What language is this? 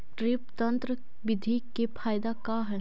Magahi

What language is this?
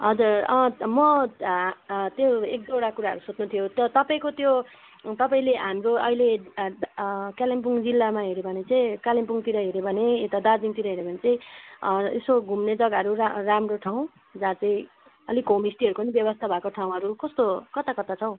Nepali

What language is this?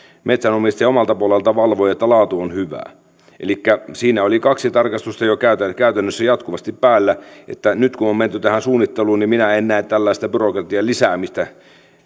Finnish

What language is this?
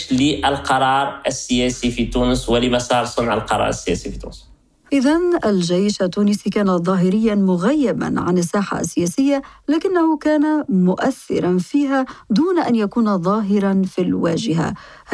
Arabic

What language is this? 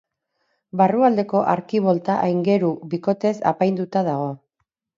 Basque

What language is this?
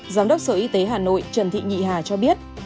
Vietnamese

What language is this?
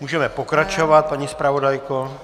Czech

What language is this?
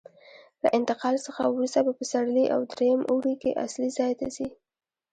Pashto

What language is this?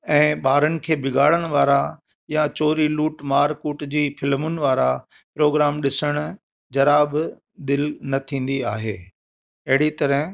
Sindhi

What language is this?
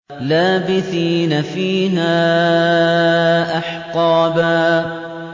Arabic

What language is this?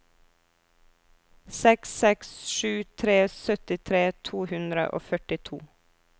Norwegian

